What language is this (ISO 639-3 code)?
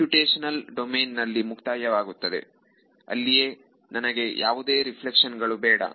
kan